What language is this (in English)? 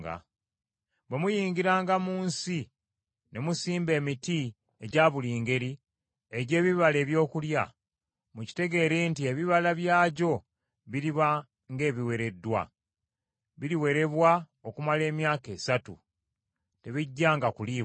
Ganda